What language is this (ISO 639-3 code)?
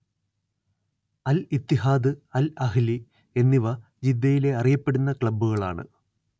mal